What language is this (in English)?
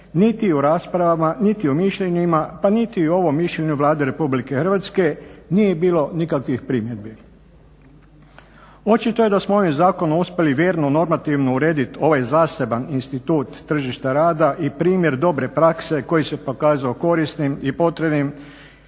Croatian